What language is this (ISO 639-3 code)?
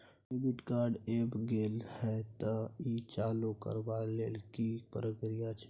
mai